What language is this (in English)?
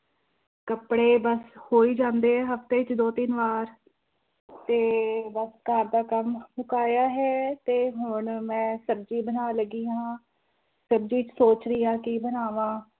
Punjabi